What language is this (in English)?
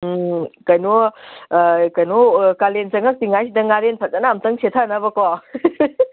Manipuri